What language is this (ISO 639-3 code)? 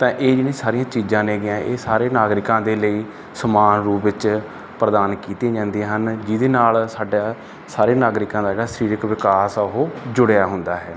pan